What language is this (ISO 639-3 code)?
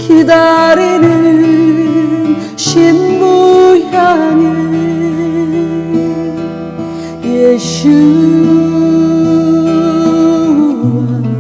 tur